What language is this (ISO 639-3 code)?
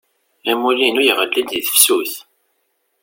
kab